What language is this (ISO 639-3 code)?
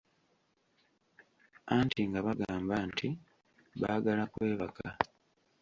lug